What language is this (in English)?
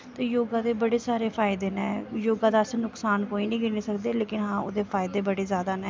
Dogri